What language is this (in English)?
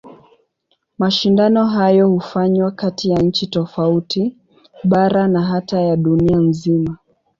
Swahili